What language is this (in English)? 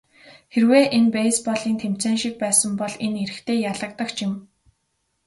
Mongolian